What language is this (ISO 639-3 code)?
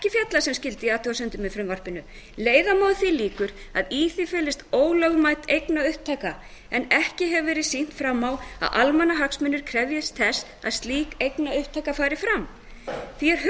isl